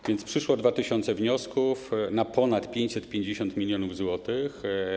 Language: Polish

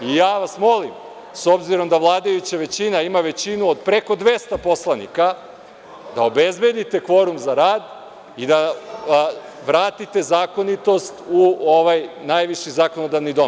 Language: Serbian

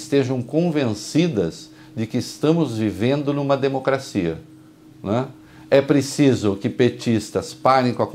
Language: Portuguese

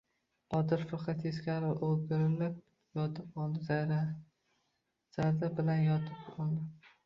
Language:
Uzbek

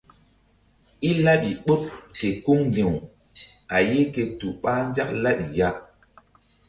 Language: Mbum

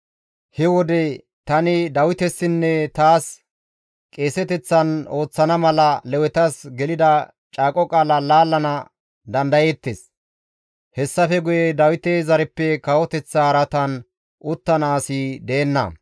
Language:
Gamo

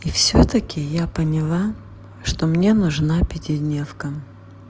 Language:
Russian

